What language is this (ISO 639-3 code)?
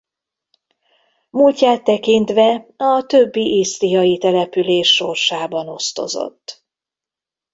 hun